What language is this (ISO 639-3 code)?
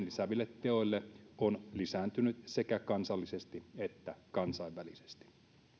fin